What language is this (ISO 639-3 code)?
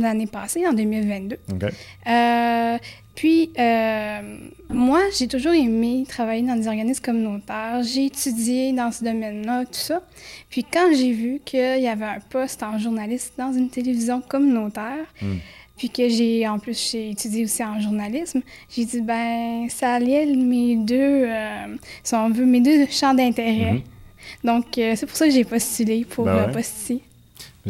fra